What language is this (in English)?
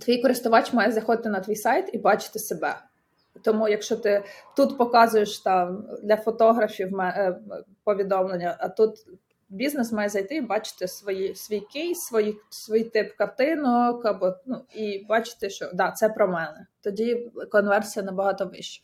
Ukrainian